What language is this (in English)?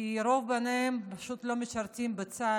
Hebrew